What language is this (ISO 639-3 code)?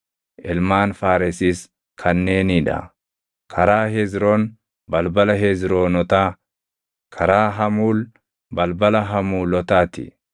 orm